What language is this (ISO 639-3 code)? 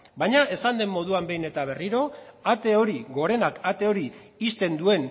eus